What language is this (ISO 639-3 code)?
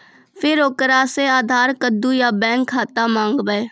mai